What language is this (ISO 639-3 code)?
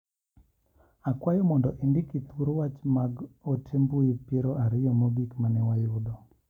luo